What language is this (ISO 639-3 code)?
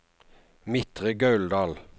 nor